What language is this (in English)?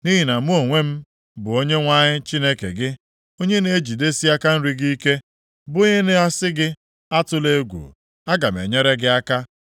Igbo